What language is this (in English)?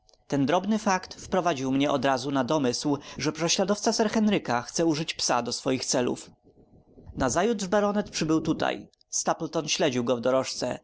Polish